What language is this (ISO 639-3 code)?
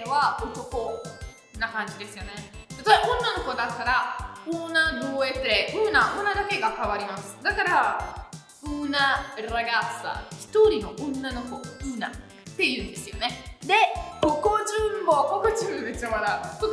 jpn